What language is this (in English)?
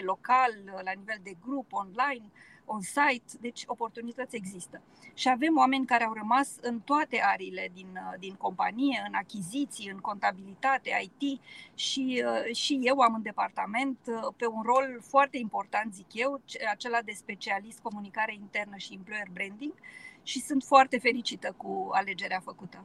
Romanian